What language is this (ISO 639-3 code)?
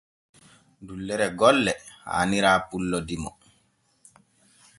fue